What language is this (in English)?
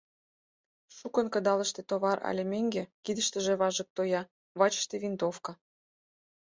Mari